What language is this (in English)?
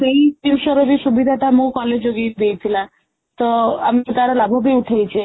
Odia